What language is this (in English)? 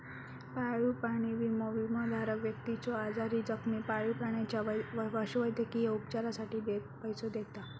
Marathi